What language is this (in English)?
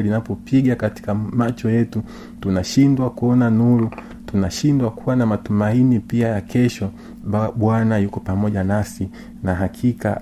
Swahili